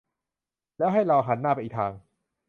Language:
Thai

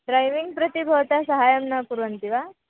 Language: Sanskrit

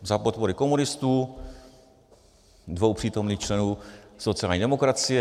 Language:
Czech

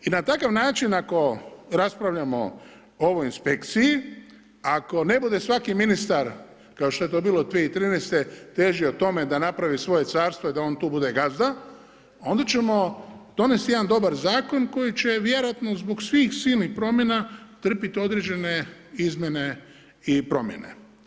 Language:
Croatian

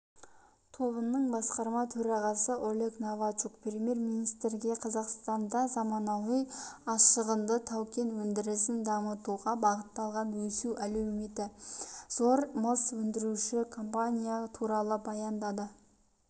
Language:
Kazakh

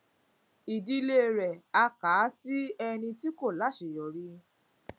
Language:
Yoruba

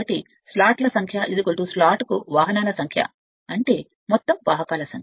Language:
Telugu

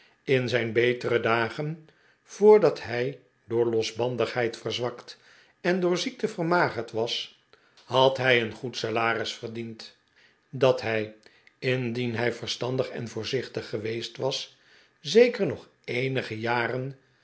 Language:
Dutch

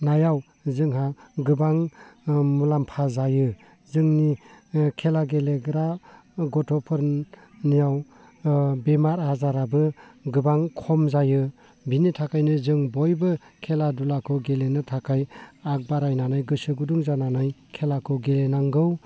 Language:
Bodo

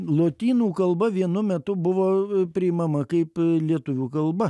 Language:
Lithuanian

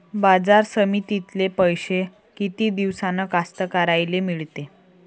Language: Marathi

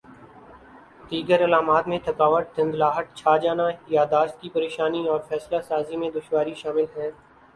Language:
Urdu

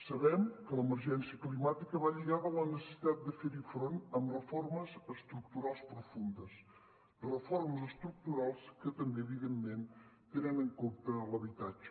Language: Catalan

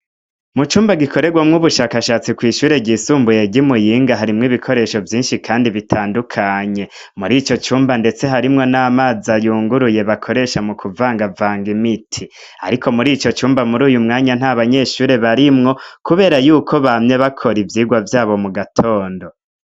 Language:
Rundi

